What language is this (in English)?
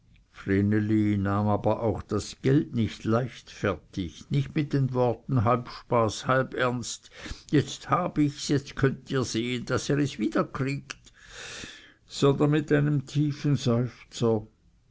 German